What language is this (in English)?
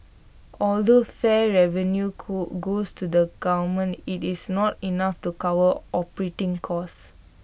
English